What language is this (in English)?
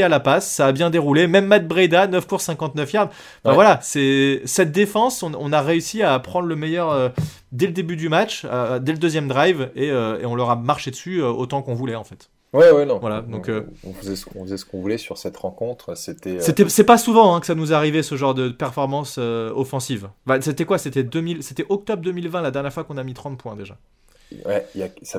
French